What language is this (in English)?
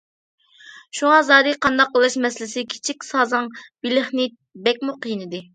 Uyghur